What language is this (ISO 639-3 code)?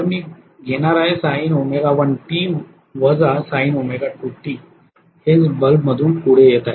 mar